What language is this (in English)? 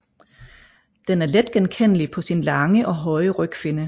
Danish